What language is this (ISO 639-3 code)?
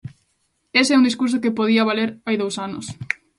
glg